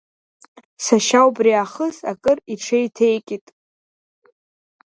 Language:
Abkhazian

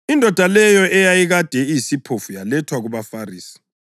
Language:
North Ndebele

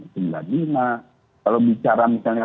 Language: Indonesian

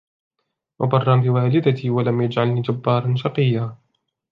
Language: Arabic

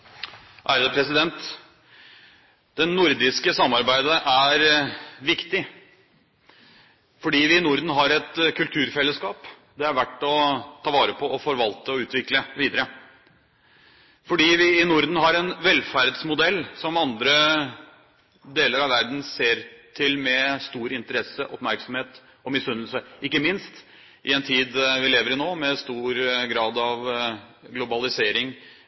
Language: Norwegian Bokmål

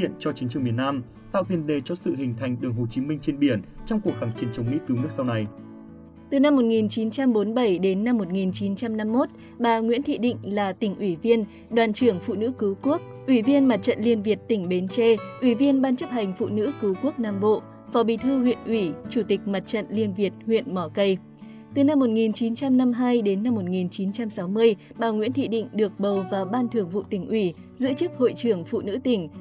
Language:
Vietnamese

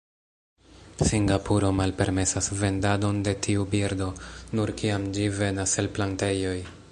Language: Esperanto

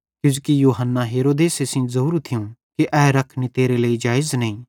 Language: Bhadrawahi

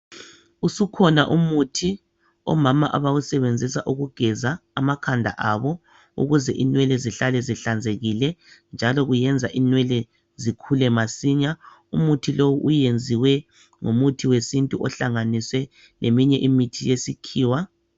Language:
North Ndebele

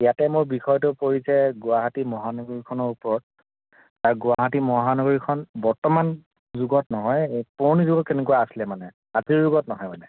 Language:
Assamese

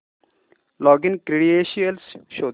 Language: Marathi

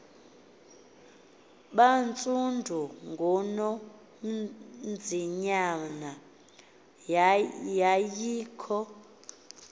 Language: Xhosa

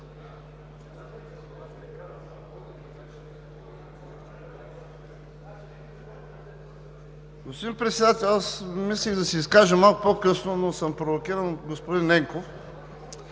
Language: Bulgarian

